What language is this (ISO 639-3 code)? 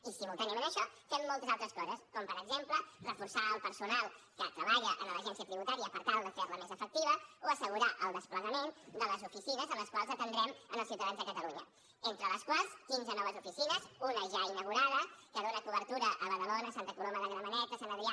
cat